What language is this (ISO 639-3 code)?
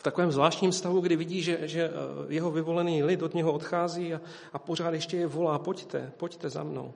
ces